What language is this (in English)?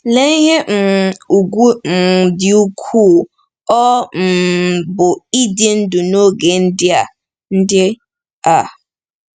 Igbo